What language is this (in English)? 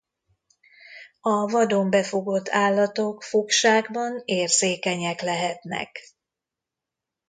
Hungarian